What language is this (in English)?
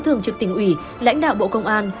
Vietnamese